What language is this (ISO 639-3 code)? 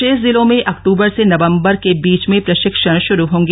hin